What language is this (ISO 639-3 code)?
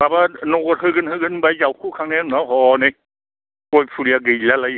brx